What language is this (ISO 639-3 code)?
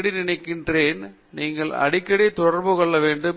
tam